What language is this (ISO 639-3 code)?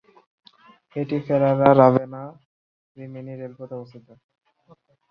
ben